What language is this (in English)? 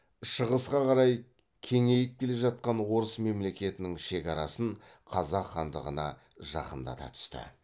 Kazakh